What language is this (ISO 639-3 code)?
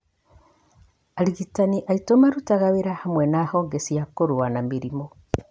kik